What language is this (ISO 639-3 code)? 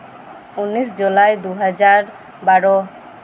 sat